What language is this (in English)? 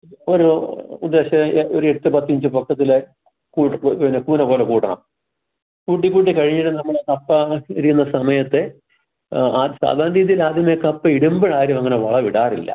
Malayalam